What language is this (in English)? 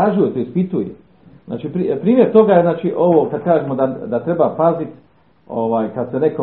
Croatian